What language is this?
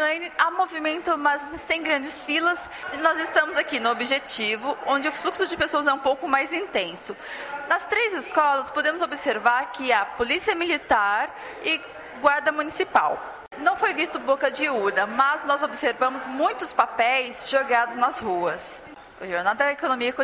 Portuguese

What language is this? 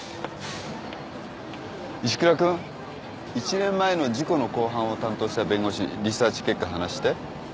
Japanese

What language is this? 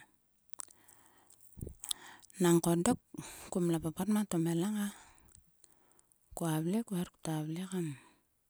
Sulka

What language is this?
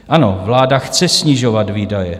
Czech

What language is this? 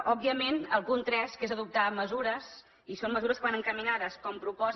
Catalan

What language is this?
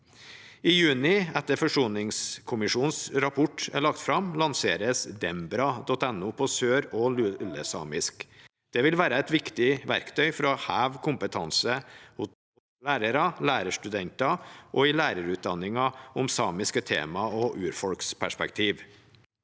Norwegian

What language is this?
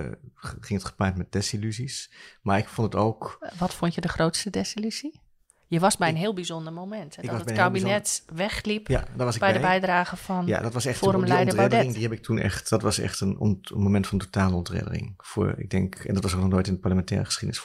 Dutch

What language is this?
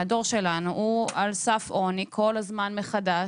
Hebrew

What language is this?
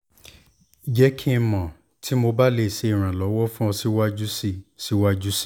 Yoruba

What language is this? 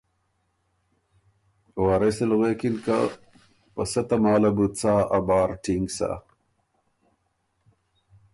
Ormuri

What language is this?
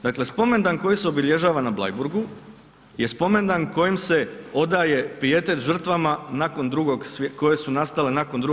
Croatian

